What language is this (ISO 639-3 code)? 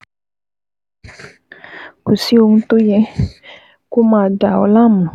yor